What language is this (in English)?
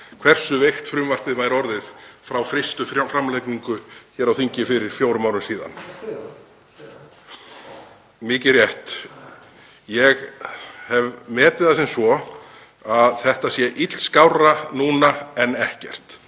Icelandic